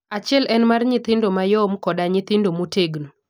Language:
Luo (Kenya and Tanzania)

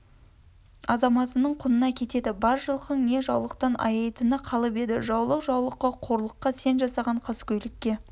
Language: Kazakh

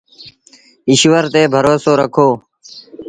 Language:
Sindhi Bhil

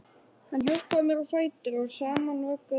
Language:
Icelandic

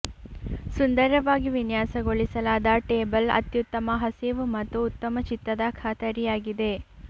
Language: Kannada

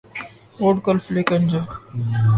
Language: Urdu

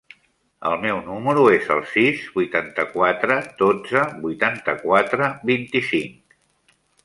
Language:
Catalan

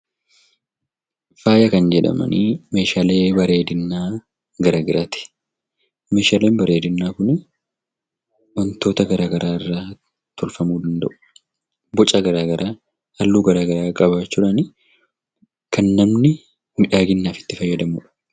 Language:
Oromo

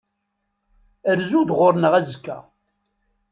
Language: Kabyle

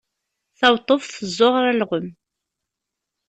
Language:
Kabyle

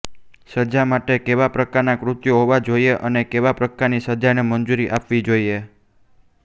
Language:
Gujarati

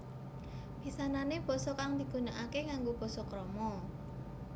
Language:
Javanese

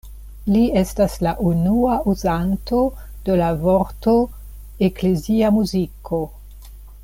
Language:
Esperanto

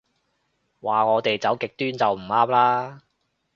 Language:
Cantonese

